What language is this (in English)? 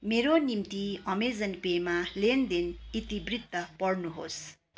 Nepali